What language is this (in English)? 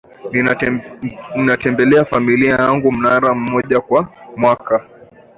Swahili